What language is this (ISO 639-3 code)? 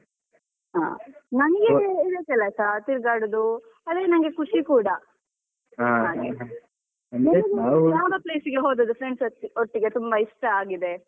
kan